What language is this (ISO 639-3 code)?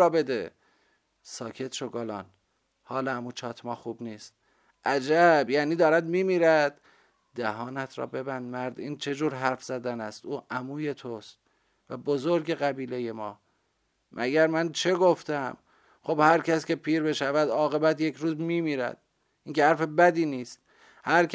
fas